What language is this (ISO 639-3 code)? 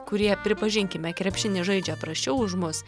lit